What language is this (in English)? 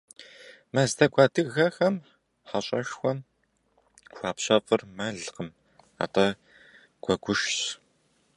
Kabardian